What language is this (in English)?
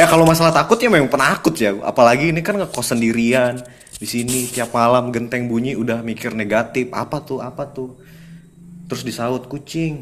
Indonesian